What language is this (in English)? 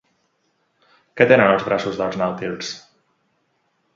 Catalan